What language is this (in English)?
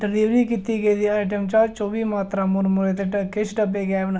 Dogri